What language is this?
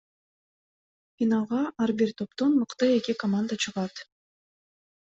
Kyrgyz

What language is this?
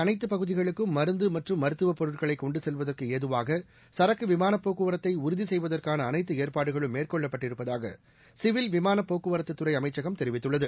Tamil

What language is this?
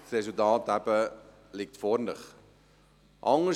Swiss German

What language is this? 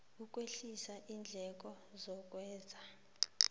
South Ndebele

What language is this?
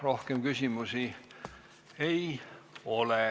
Estonian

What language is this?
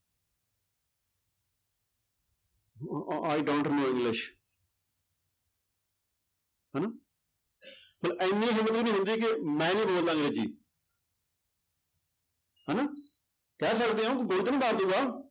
Punjabi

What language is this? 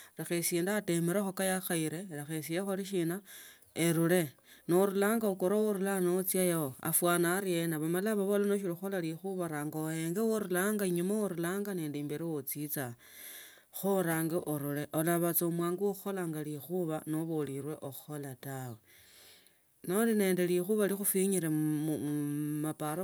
Tsotso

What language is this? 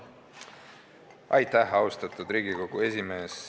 Estonian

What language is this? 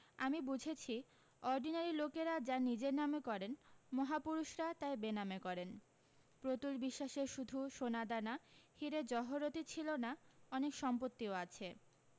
Bangla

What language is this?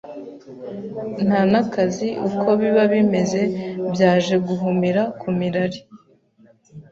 Kinyarwanda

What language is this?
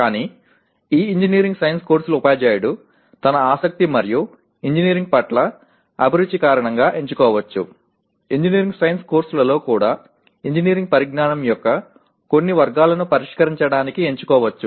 Telugu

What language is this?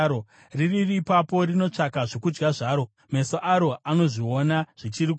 Shona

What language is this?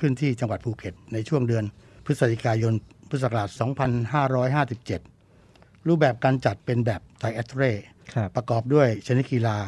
Thai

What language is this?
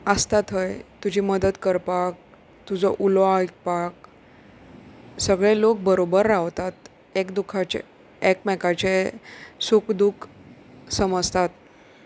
Konkani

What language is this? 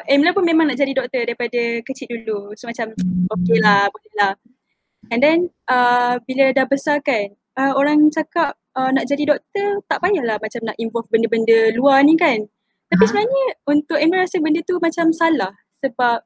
Malay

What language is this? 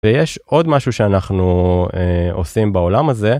Hebrew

